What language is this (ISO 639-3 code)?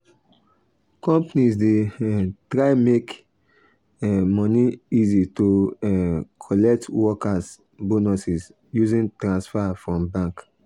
pcm